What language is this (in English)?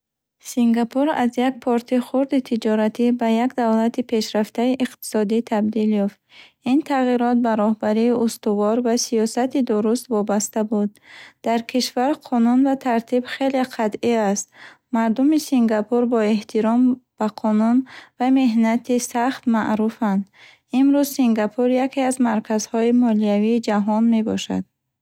Bukharic